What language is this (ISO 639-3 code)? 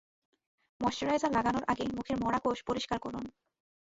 ben